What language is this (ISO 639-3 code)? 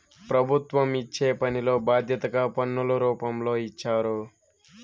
tel